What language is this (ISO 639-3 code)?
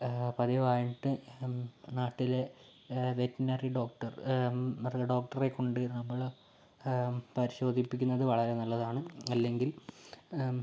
mal